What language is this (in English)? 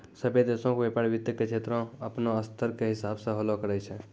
Maithili